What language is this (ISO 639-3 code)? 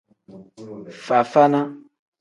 kdh